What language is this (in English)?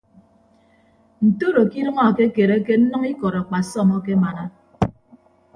Ibibio